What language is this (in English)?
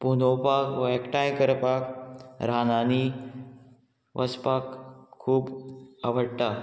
Konkani